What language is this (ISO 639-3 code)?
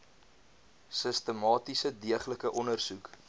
afr